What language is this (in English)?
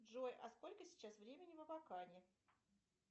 Russian